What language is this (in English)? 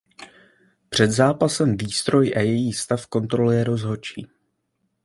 Czech